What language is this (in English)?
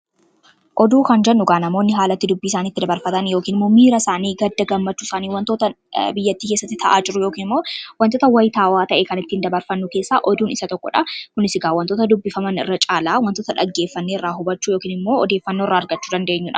Oromo